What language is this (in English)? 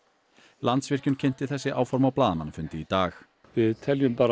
Icelandic